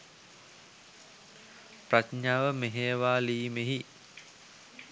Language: Sinhala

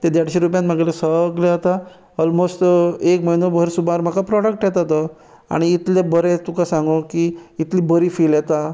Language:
Konkani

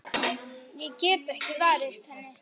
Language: Icelandic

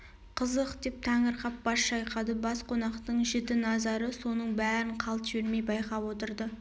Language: Kazakh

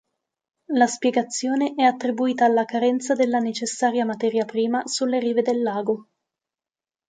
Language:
Italian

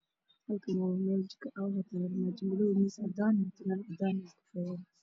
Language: Somali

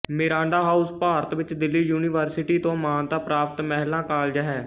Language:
Punjabi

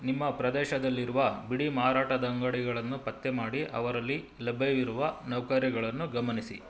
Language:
Kannada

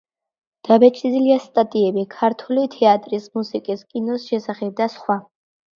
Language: Georgian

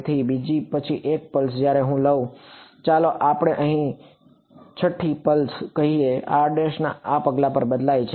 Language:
Gujarati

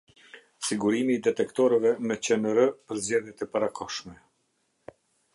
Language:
Albanian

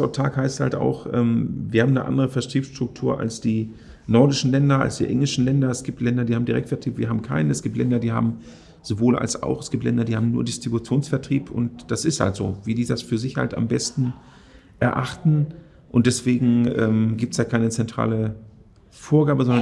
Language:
German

